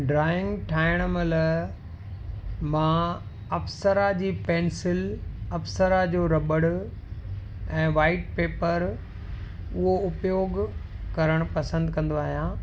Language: Sindhi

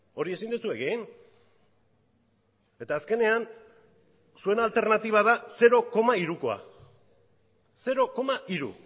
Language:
Basque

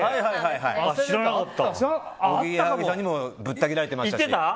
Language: Japanese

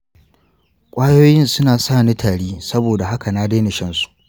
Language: Hausa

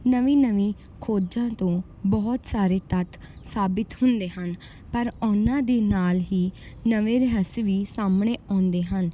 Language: Punjabi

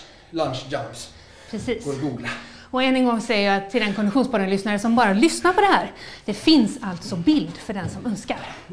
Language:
Swedish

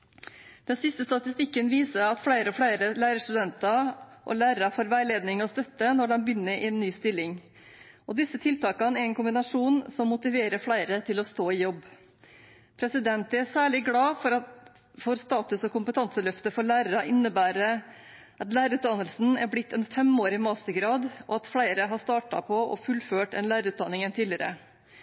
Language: Norwegian Bokmål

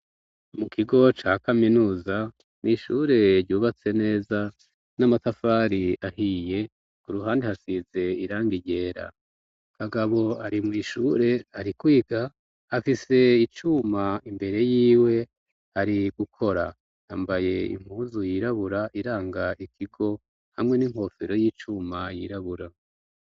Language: Rundi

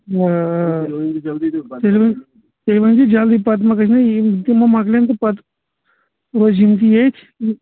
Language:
Kashmiri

